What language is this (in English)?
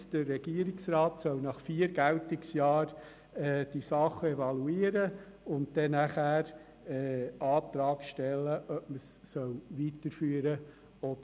Swiss German